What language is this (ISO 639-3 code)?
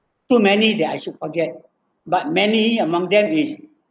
eng